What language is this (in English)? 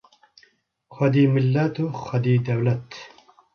Kurdish